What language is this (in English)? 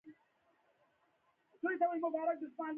Pashto